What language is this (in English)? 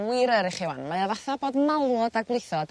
Welsh